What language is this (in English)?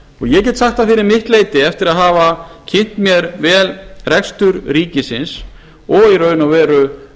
Icelandic